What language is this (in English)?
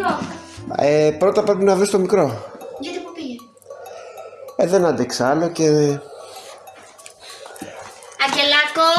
Greek